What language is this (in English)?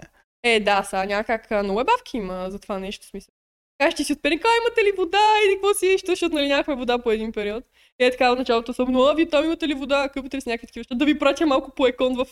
Bulgarian